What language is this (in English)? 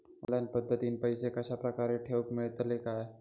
Marathi